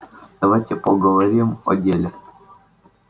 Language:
Russian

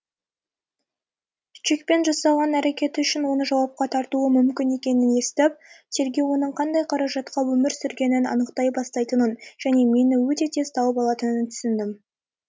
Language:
Kazakh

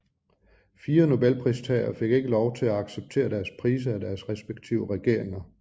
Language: Danish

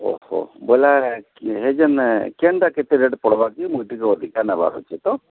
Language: Odia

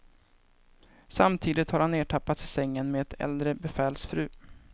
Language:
Swedish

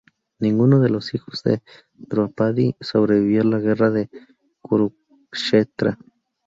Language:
Spanish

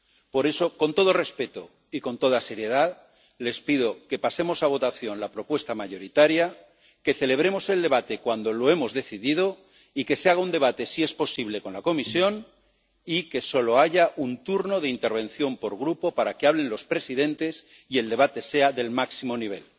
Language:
Spanish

